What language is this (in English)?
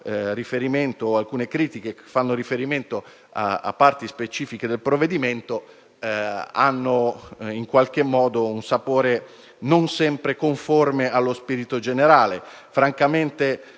Italian